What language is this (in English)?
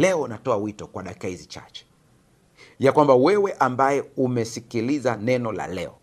Swahili